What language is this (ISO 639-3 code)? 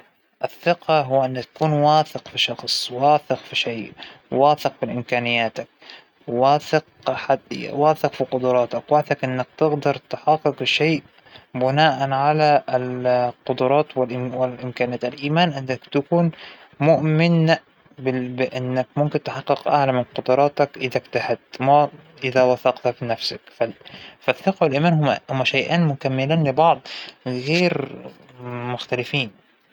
acw